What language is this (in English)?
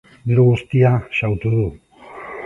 Basque